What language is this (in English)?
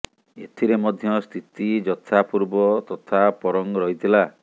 Odia